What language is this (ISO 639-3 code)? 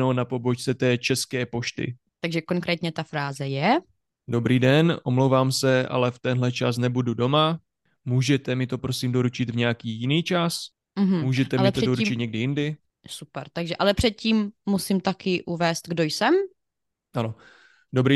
ces